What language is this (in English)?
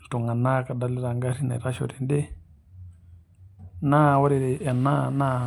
Masai